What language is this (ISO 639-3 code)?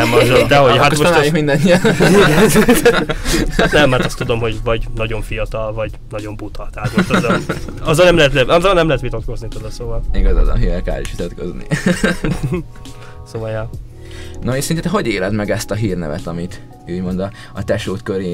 hun